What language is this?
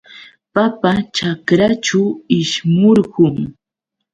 Yauyos Quechua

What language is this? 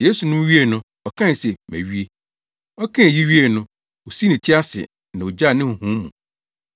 Akan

